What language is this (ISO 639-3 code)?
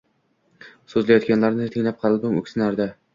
uzb